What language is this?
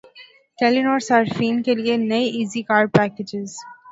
Urdu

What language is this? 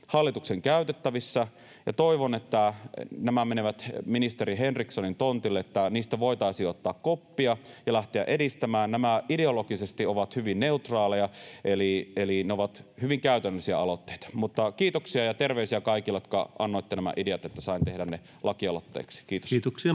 Finnish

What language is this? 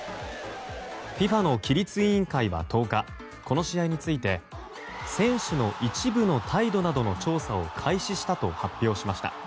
Japanese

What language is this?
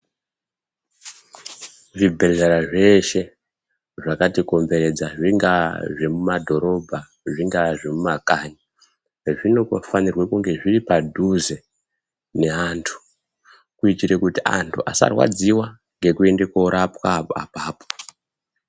Ndau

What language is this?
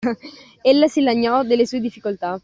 Italian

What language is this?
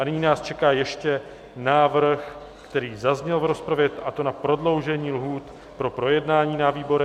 Czech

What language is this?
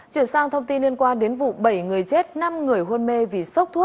Vietnamese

